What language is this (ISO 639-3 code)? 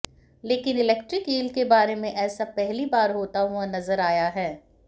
hin